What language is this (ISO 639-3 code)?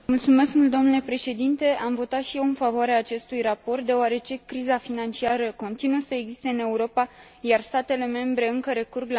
ron